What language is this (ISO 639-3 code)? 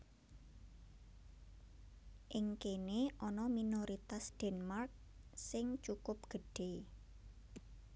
jav